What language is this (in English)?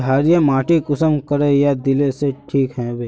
Magahi